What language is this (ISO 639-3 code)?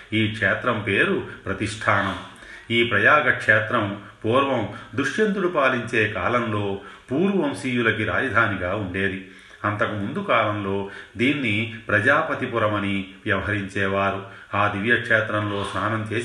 tel